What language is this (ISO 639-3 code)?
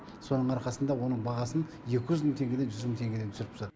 kaz